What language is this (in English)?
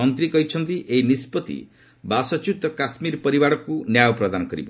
Odia